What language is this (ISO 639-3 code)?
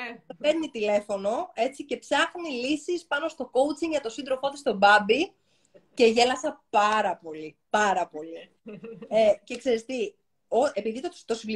ell